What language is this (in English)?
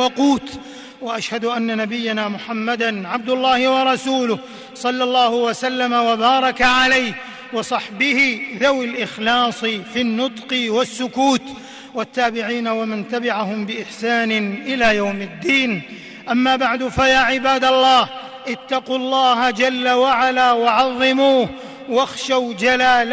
Arabic